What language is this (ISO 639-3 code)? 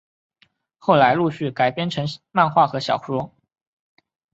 zho